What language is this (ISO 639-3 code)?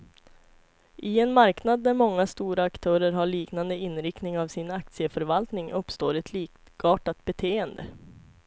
swe